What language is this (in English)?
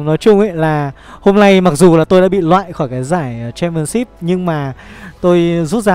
Vietnamese